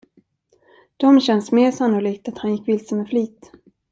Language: Swedish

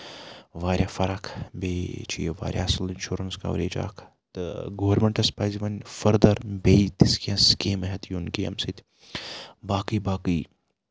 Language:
Kashmiri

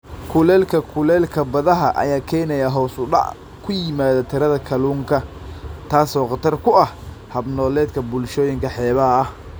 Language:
Somali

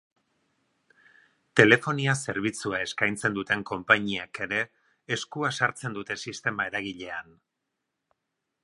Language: Basque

